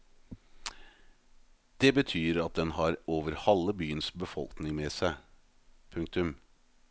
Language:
Norwegian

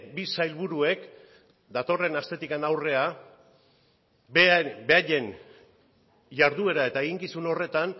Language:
Basque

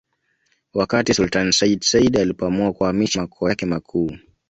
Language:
Swahili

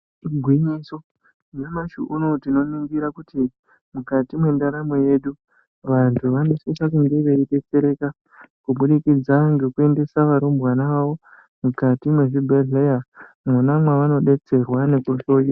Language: Ndau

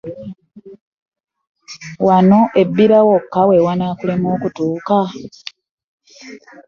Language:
Ganda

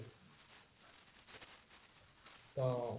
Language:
Odia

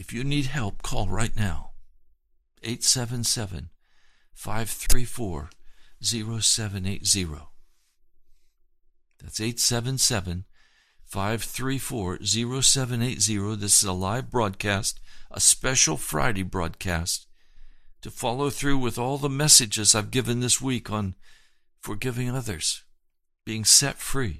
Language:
English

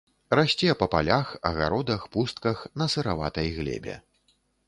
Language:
Belarusian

